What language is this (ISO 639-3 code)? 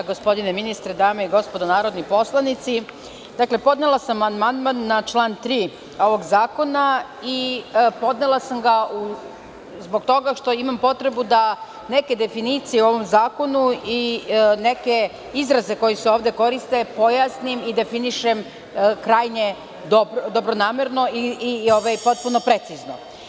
srp